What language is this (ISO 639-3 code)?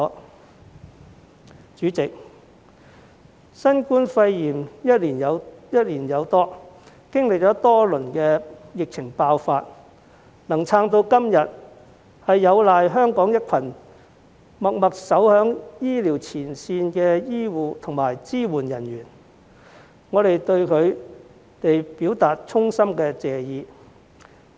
yue